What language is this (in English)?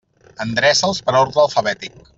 Catalan